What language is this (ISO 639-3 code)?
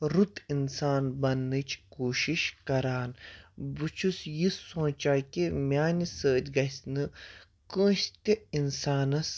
kas